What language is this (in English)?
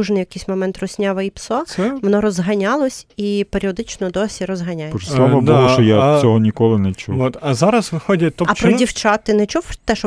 Ukrainian